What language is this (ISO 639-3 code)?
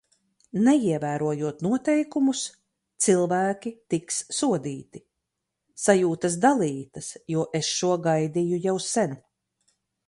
lav